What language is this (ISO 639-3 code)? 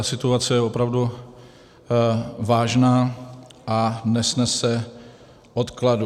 ces